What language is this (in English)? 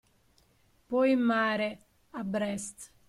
Italian